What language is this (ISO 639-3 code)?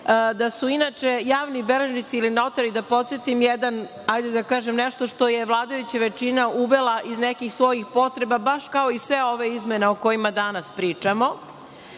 srp